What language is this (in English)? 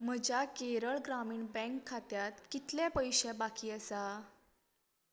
Konkani